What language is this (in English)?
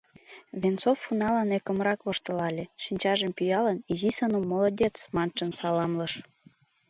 Mari